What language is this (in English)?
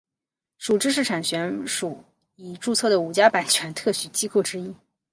Chinese